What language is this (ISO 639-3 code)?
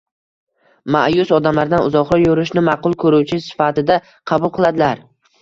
uzb